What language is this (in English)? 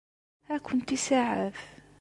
Kabyle